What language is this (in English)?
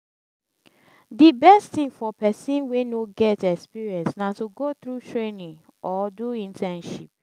Nigerian Pidgin